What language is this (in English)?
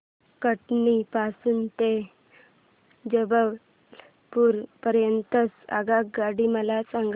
Marathi